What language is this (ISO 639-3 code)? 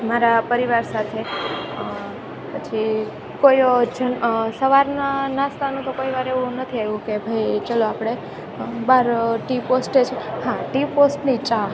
guj